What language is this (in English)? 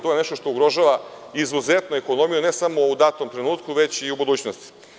Serbian